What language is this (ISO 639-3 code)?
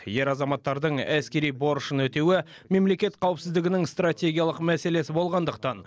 kaz